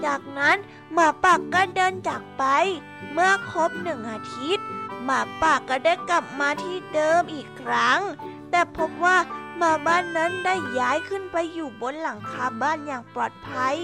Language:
Thai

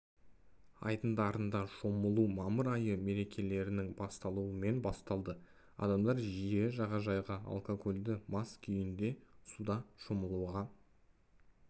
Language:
Kazakh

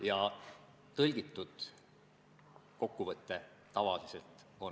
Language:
Estonian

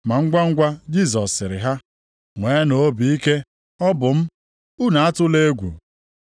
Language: Igbo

